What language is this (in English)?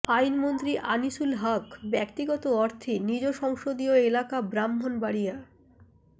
Bangla